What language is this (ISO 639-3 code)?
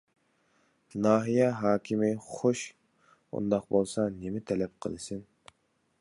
uig